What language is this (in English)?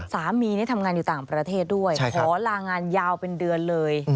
Thai